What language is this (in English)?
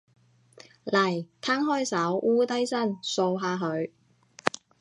Cantonese